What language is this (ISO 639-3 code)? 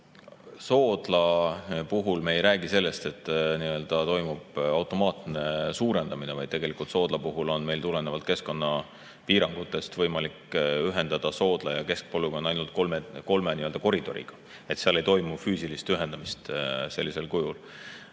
est